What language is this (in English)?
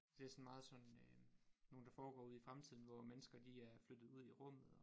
Danish